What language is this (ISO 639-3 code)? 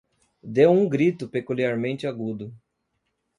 por